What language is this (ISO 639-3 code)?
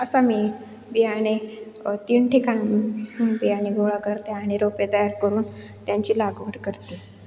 mar